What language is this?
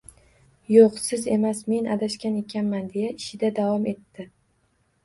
Uzbek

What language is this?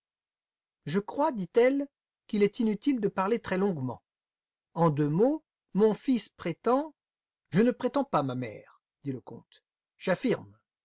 French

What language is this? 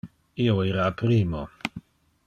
Interlingua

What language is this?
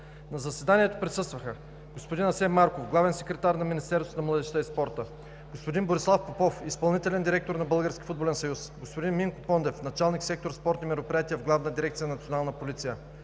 Bulgarian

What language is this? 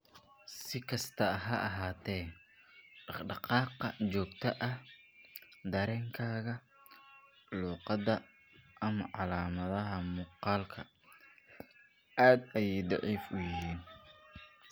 Somali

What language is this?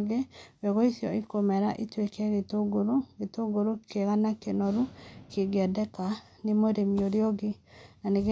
Kikuyu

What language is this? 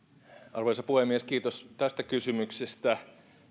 Finnish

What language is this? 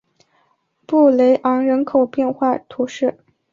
Chinese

